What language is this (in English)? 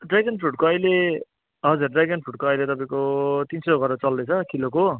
Nepali